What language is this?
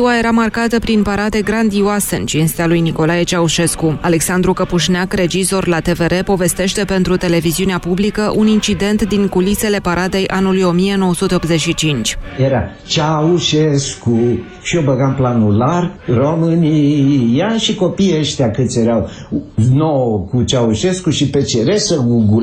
Romanian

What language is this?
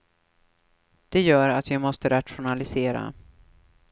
Swedish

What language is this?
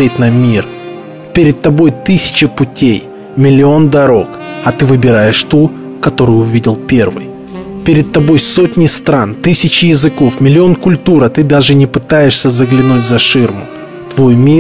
Russian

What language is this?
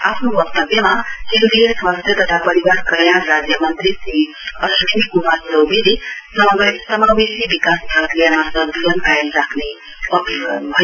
Nepali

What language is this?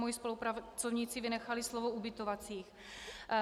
Czech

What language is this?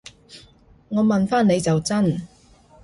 Cantonese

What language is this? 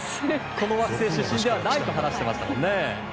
Japanese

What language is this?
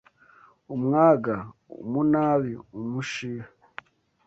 Kinyarwanda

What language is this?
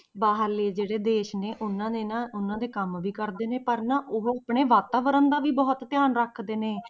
Punjabi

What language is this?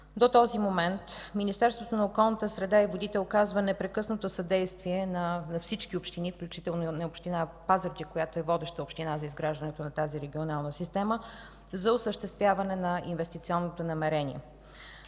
Bulgarian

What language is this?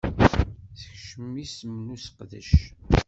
Kabyle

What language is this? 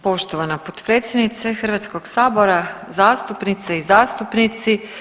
Croatian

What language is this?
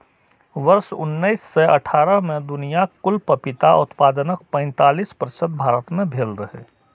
Maithili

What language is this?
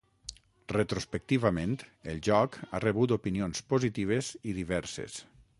Catalan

